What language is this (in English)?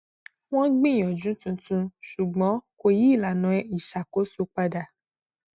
Yoruba